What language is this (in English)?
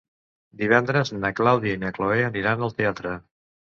Catalan